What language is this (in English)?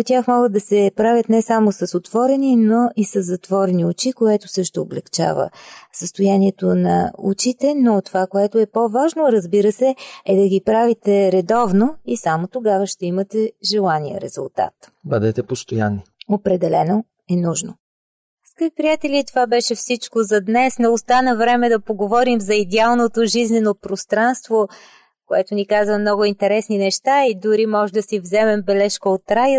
Bulgarian